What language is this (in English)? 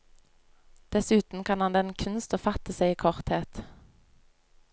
Norwegian